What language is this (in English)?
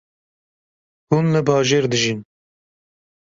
Kurdish